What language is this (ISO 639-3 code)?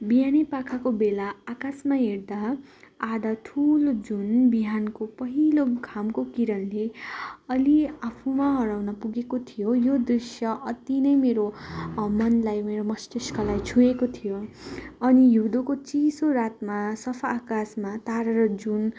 nep